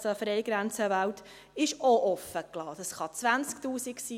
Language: Swiss German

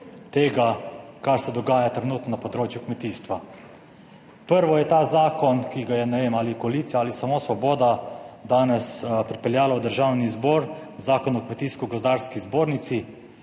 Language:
Slovenian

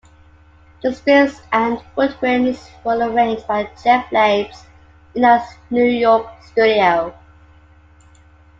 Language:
English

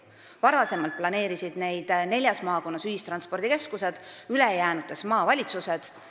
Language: Estonian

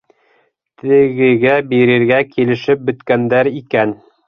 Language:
Bashkir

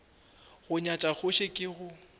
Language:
Northern Sotho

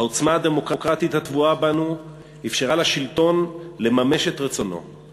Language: Hebrew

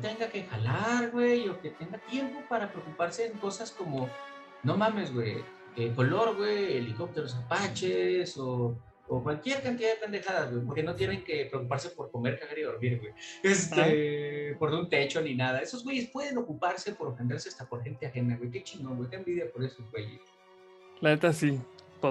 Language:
Spanish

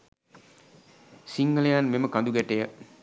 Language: Sinhala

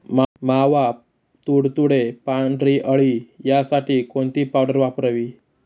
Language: Marathi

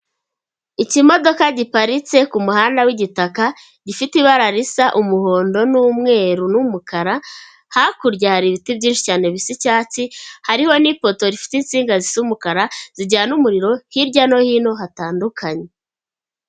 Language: Kinyarwanda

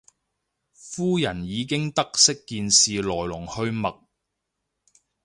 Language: Cantonese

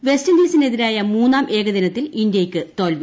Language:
Malayalam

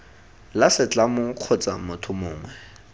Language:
Tswana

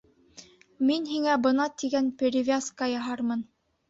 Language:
Bashkir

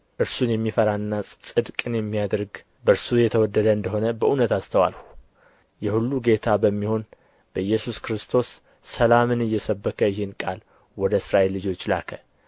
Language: Amharic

